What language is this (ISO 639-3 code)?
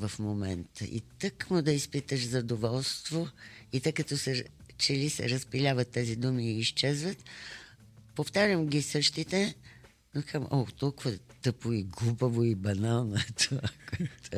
bul